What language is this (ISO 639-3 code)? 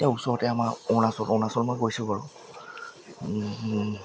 asm